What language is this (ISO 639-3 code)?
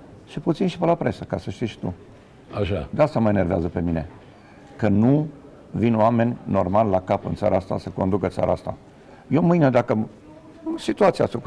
ron